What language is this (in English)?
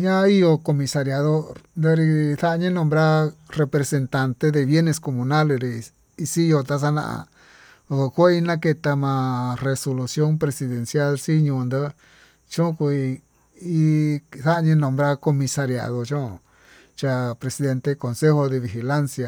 Tututepec Mixtec